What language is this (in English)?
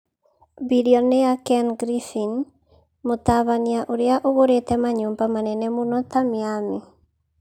Kikuyu